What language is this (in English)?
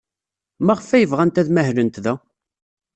Kabyle